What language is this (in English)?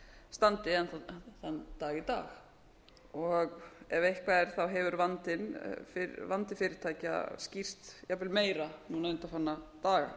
Icelandic